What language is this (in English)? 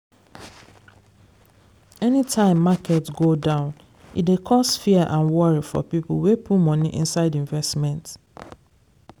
Nigerian Pidgin